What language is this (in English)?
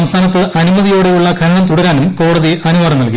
Malayalam